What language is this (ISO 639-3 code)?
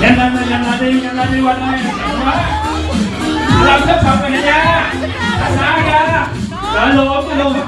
vie